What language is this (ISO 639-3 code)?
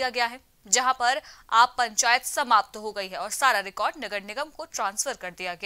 hin